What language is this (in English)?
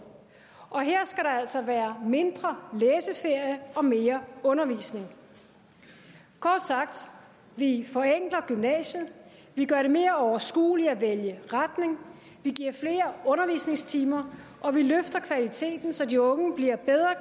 Danish